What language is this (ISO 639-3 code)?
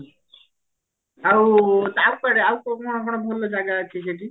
ori